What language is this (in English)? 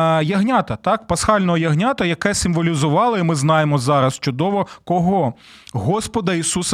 Ukrainian